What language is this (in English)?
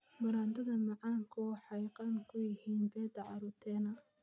Somali